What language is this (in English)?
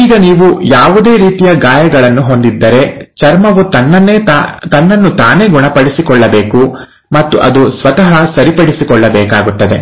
Kannada